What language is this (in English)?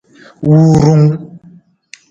Nawdm